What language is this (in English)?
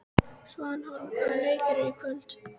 Icelandic